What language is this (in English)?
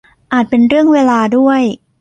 Thai